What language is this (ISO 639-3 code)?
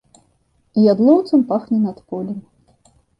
bel